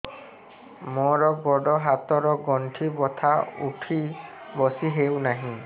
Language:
Odia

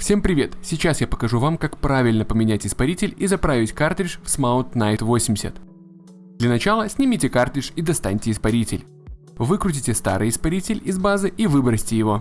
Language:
Russian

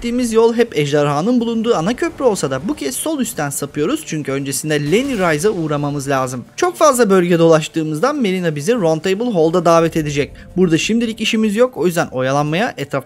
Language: Turkish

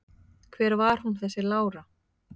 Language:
Icelandic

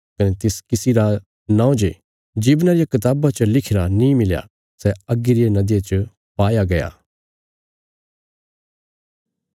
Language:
Bilaspuri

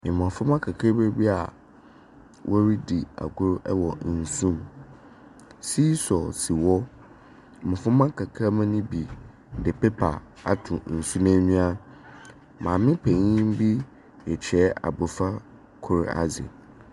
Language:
Akan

